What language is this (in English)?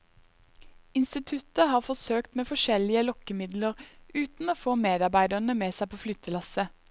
Norwegian